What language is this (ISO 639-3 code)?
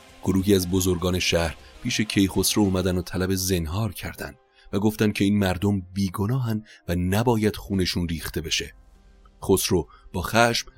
fas